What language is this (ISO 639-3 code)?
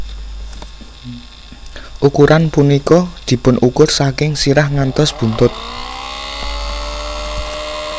jav